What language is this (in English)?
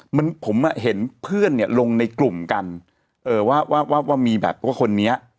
Thai